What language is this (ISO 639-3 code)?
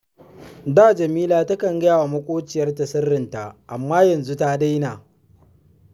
hau